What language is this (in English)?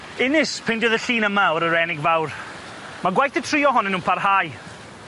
Welsh